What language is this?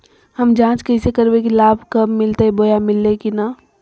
Magahi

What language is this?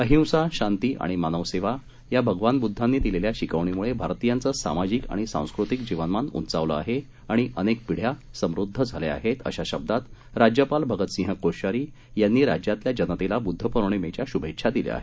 Marathi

